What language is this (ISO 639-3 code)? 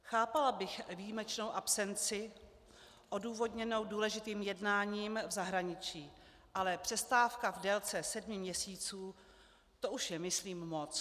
ces